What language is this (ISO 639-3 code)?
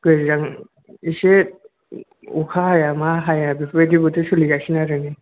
brx